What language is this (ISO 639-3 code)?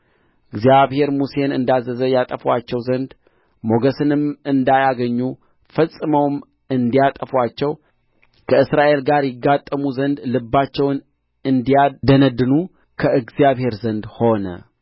amh